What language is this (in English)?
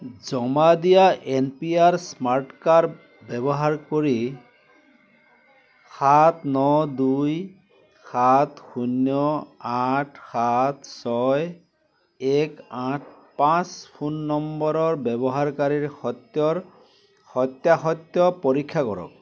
Assamese